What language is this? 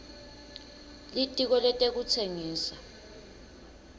Swati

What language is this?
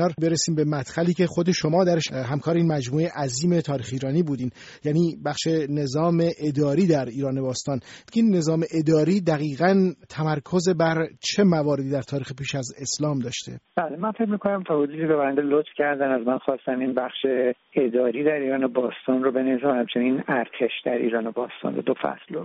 Persian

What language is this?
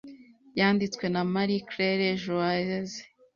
Kinyarwanda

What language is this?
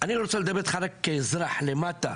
Hebrew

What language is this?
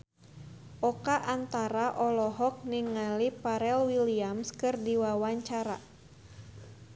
Sundanese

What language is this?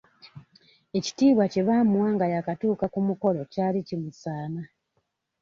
Ganda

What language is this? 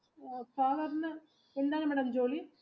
Malayalam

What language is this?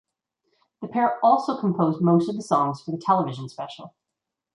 English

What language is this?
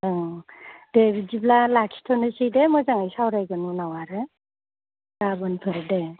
Bodo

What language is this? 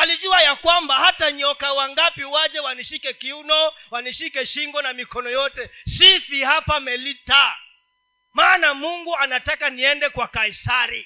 Swahili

